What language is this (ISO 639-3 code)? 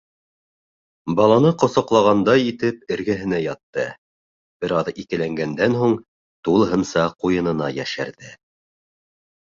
bak